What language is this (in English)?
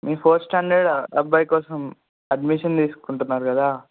Telugu